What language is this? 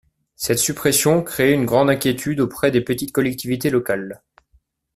French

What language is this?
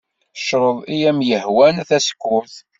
Kabyle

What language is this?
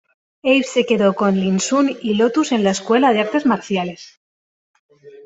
Spanish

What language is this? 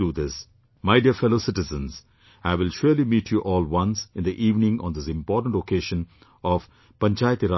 English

